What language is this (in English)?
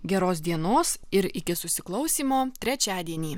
Lithuanian